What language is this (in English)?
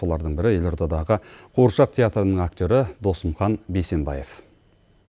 Kazakh